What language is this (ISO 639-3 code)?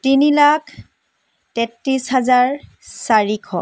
asm